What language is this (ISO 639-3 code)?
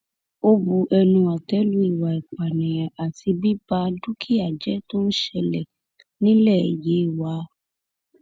yor